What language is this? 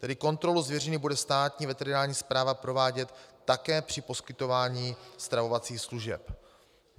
Czech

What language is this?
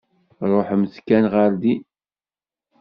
Kabyle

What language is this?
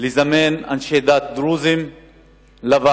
Hebrew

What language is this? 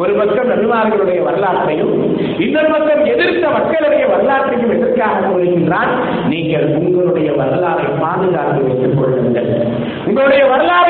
Tamil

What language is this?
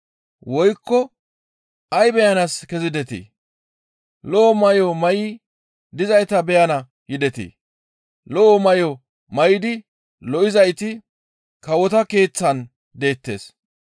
Gamo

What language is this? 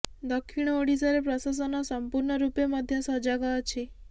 Odia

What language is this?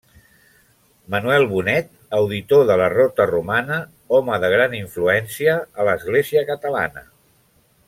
Catalan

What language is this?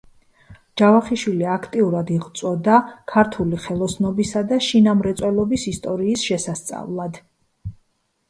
Georgian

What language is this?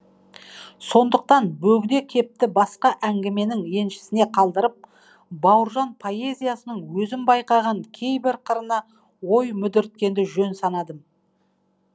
Kazakh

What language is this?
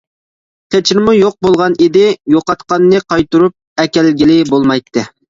Uyghur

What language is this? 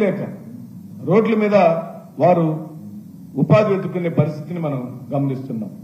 Telugu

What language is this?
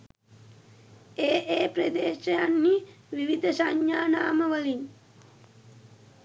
Sinhala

